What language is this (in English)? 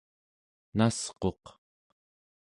Central Yupik